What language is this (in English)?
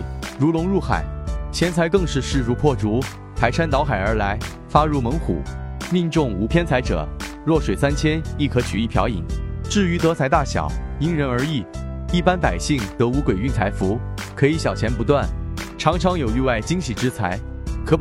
Chinese